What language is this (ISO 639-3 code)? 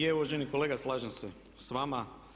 hrv